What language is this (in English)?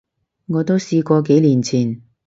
Cantonese